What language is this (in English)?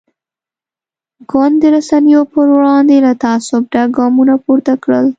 Pashto